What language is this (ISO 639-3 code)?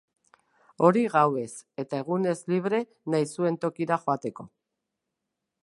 eus